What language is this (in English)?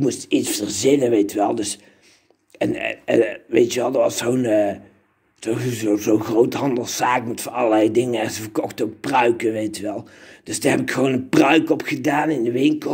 Dutch